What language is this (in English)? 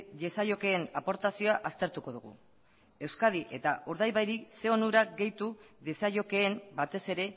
Basque